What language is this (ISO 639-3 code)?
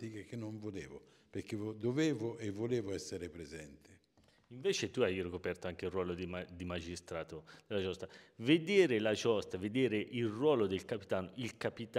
ita